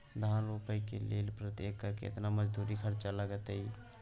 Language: Maithili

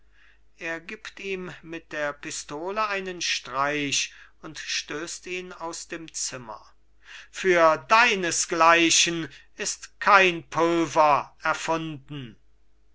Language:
German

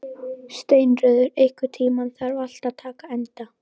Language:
Icelandic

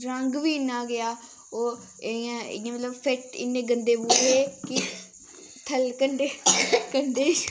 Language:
Dogri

